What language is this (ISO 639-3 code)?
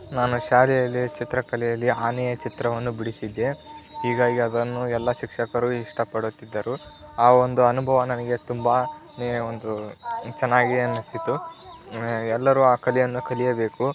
kan